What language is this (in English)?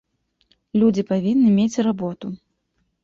Belarusian